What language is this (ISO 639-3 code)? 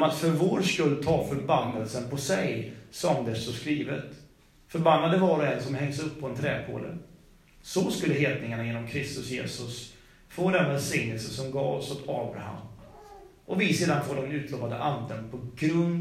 swe